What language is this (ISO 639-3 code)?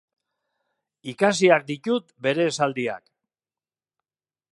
eus